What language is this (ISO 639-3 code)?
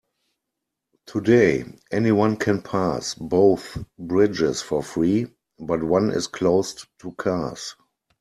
eng